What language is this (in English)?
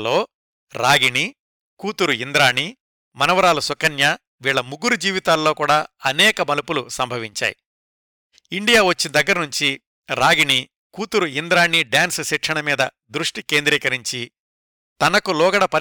Telugu